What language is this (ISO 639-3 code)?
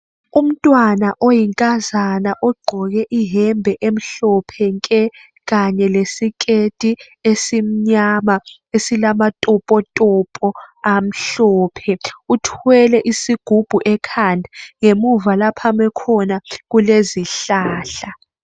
nde